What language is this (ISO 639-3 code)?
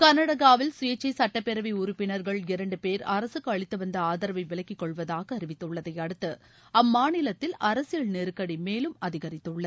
tam